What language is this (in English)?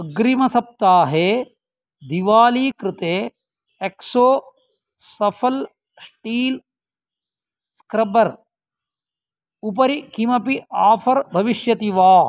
Sanskrit